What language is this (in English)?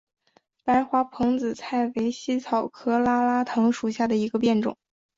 Chinese